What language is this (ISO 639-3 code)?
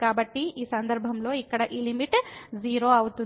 tel